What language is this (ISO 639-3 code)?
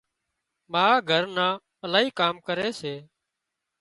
kxp